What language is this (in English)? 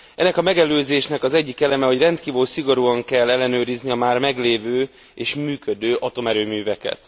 Hungarian